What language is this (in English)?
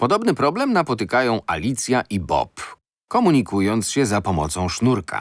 Polish